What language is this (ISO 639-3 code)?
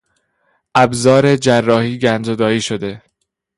fas